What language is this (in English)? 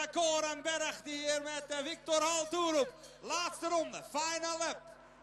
Dutch